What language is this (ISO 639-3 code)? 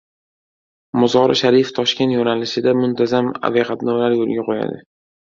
uzb